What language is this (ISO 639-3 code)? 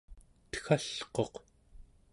esu